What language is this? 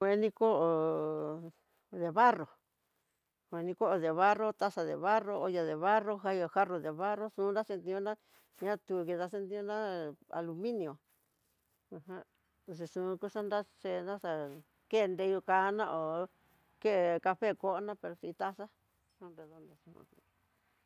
Tidaá Mixtec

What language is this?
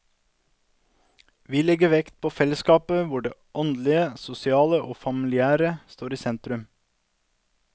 Norwegian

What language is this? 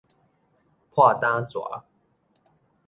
Min Nan Chinese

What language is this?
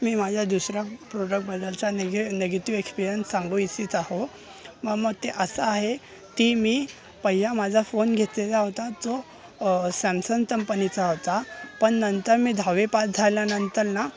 Marathi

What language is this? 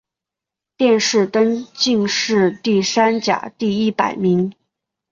Chinese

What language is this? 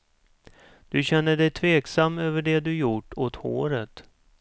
Swedish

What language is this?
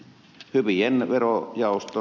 Finnish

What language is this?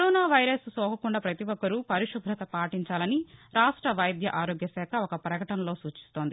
Telugu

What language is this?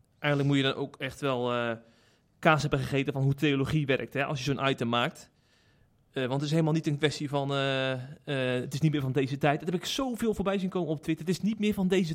Dutch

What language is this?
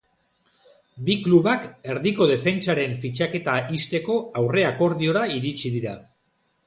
Basque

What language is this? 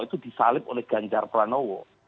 Indonesian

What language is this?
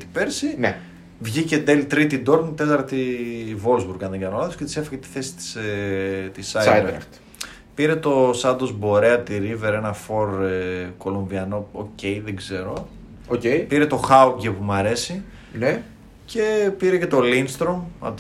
Greek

